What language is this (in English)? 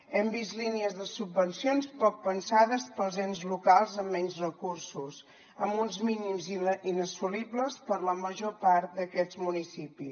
Catalan